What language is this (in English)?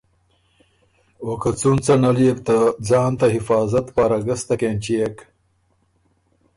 Ormuri